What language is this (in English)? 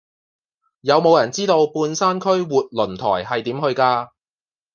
Cantonese